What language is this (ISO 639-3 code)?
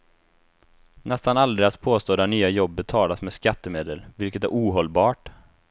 swe